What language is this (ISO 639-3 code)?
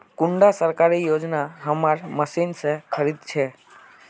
mag